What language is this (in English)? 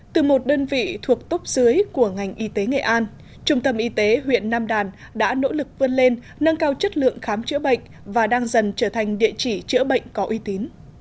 Vietnamese